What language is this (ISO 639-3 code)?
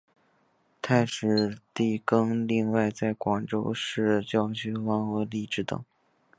zho